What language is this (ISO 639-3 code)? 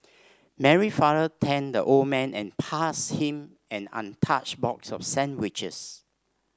eng